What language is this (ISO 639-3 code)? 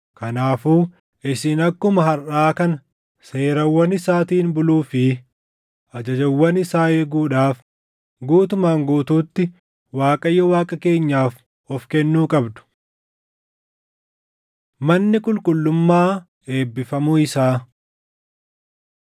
orm